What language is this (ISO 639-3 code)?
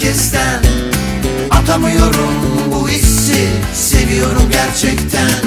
tur